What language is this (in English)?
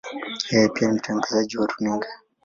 Swahili